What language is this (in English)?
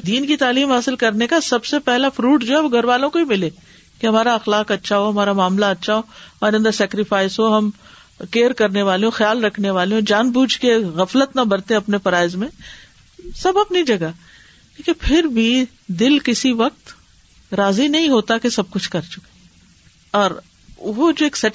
Urdu